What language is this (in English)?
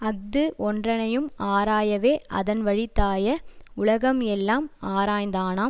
Tamil